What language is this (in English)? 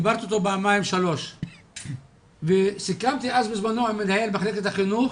Hebrew